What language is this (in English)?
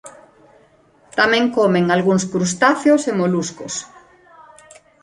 Galician